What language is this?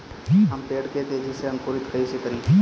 Bhojpuri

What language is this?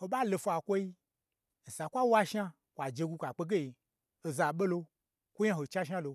Gbagyi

